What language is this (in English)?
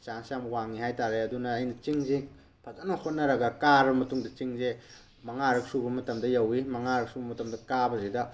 Manipuri